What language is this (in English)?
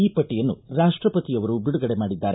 Kannada